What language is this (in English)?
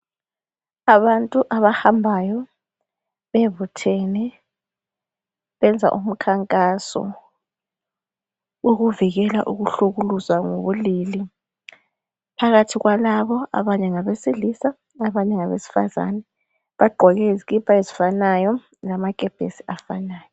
North Ndebele